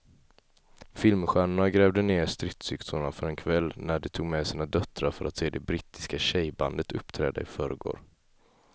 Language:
Swedish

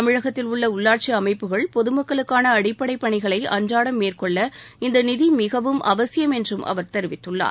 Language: Tamil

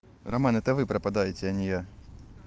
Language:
Russian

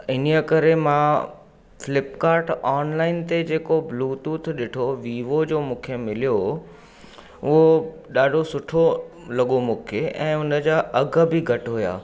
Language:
Sindhi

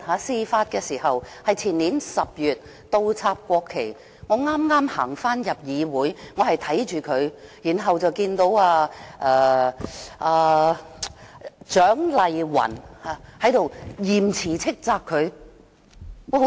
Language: Cantonese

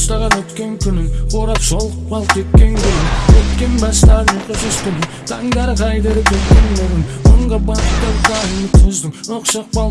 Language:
Turkish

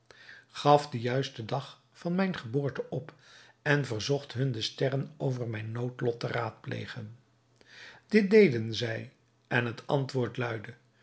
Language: Dutch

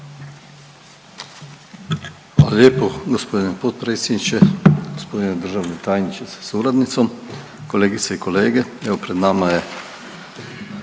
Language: Croatian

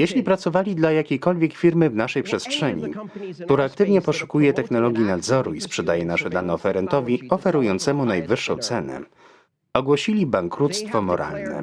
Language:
Polish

